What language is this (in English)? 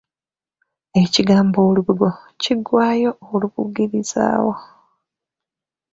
Ganda